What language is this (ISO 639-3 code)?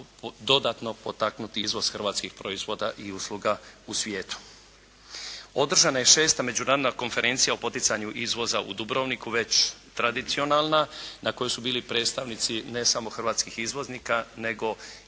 hrv